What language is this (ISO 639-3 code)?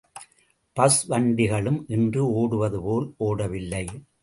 tam